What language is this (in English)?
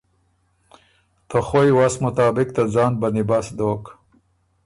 Ormuri